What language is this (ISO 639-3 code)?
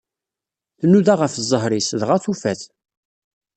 kab